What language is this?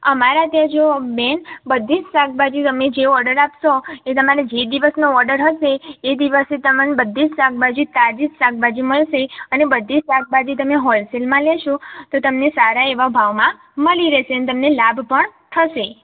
Gujarati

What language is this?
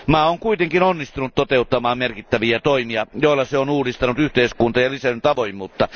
Finnish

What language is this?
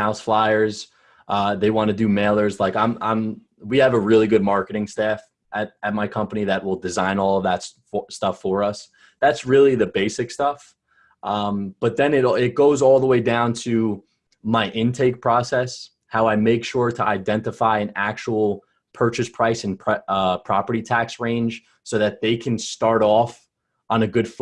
English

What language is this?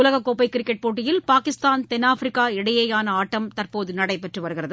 Tamil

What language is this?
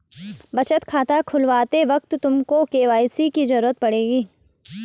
Hindi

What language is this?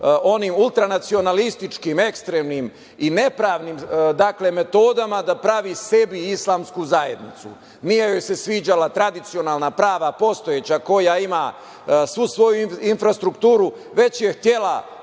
Serbian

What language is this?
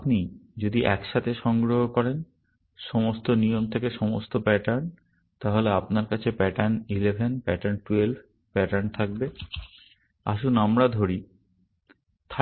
Bangla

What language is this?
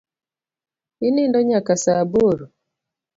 Luo (Kenya and Tanzania)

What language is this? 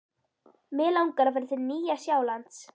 Icelandic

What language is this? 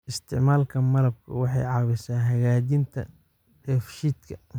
Somali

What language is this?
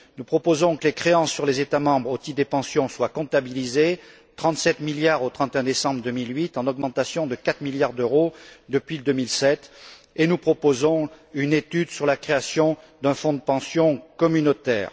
French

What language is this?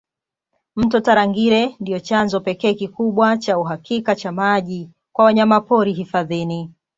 Swahili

